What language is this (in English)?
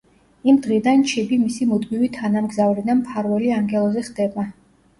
Georgian